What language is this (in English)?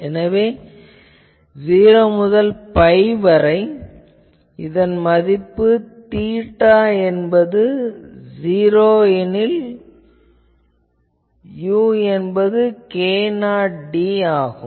Tamil